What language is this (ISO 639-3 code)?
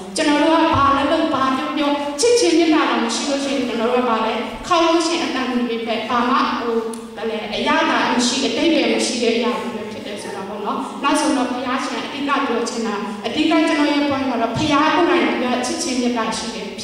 ron